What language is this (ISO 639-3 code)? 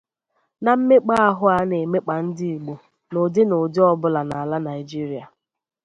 ibo